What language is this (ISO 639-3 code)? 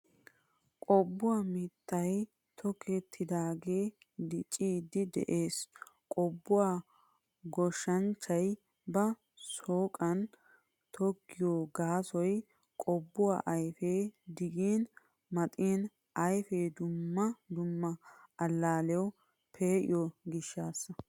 wal